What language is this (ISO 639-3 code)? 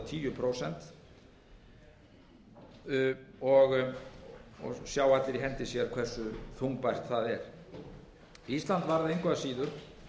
isl